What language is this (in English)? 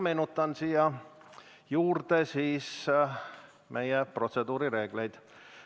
Estonian